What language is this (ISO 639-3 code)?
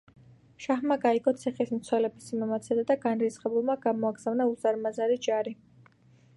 kat